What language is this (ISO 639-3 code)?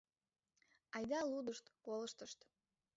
chm